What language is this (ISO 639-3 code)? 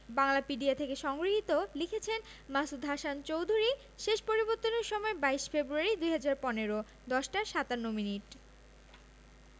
ben